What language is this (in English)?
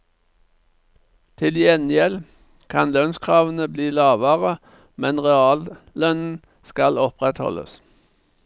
Norwegian